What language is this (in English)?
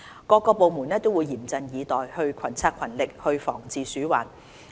Cantonese